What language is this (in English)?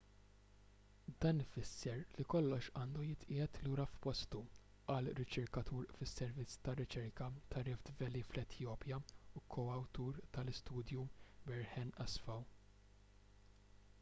Maltese